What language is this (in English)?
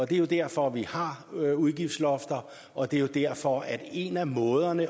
Danish